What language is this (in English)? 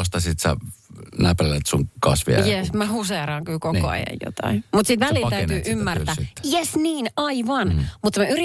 Finnish